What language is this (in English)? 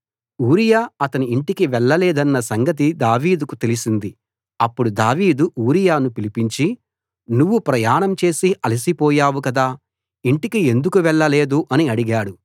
Telugu